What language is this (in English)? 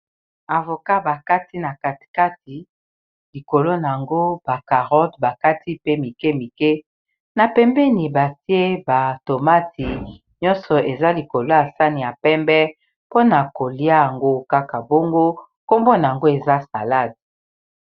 Lingala